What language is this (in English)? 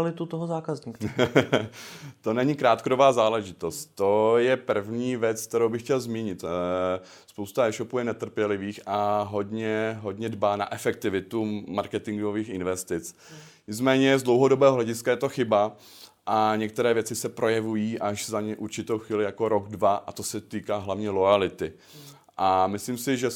Czech